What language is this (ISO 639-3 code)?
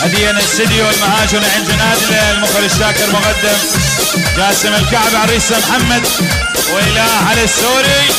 ara